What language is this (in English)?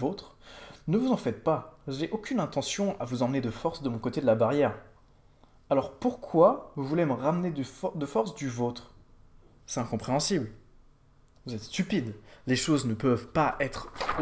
French